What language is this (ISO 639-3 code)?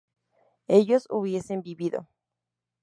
spa